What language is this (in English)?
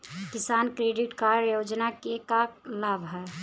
Bhojpuri